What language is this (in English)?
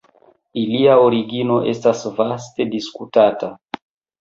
Esperanto